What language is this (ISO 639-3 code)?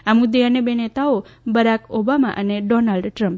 guj